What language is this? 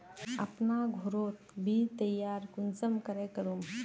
Magahi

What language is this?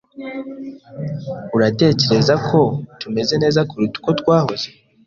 Kinyarwanda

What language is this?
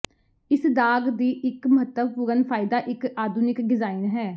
Punjabi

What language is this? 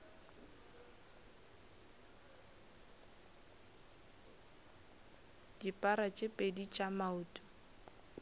Northern Sotho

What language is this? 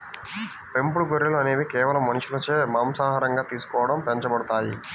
Telugu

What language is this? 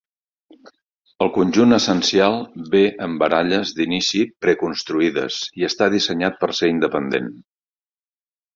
Catalan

